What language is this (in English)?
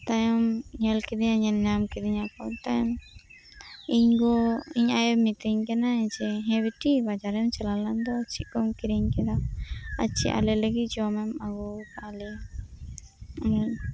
Santali